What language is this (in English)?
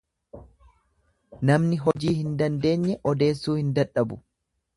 Oromo